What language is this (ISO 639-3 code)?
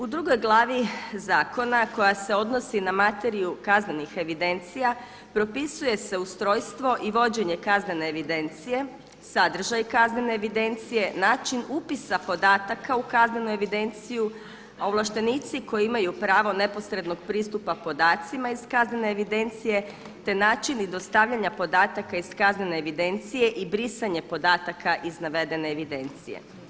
hrv